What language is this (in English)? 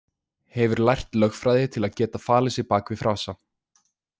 Icelandic